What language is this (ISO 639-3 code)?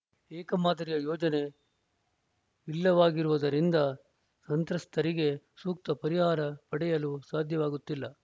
kan